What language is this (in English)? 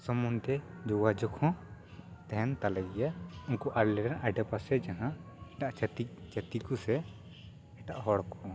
Santali